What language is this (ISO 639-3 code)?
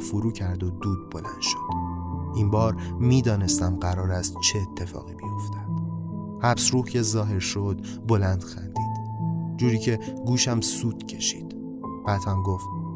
fas